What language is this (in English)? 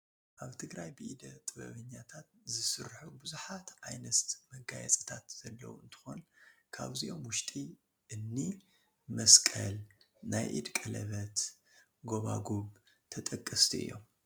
Tigrinya